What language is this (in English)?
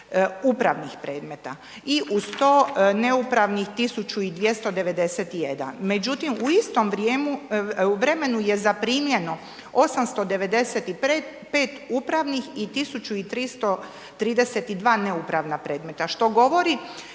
Croatian